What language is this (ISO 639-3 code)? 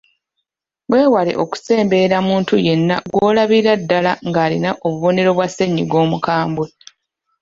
lug